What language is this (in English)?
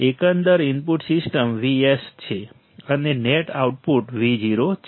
Gujarati